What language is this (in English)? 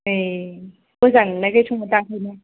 Bodo